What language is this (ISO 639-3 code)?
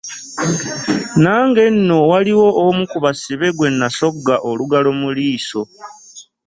lug